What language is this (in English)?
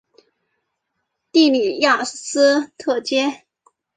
Chinese